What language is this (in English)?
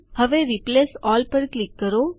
Gujarati